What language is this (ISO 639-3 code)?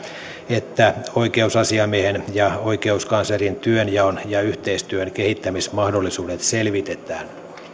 fin